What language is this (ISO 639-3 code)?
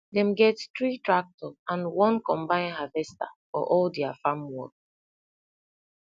pcm